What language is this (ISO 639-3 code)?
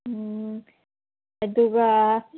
mni